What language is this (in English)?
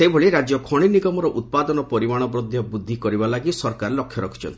Odia